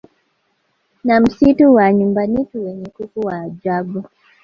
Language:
Swahili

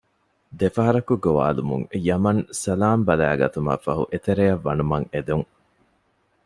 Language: Divehi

